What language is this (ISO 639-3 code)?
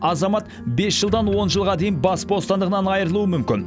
kaz